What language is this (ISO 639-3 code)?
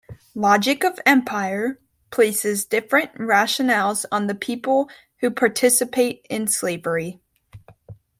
eng